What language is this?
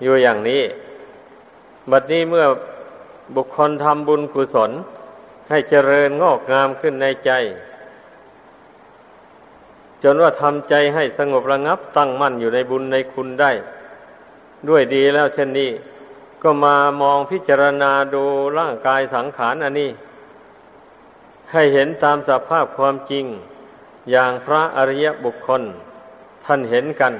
Thai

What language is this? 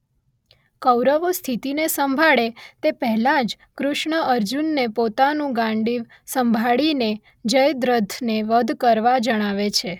Gujarati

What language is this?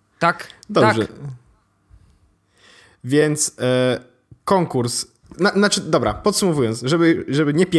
Polish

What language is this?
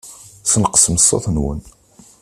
Kabyle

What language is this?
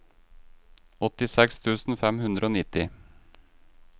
Norwegian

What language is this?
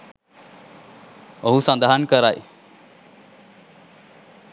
Sinhala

